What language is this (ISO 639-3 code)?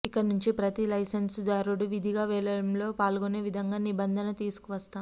tel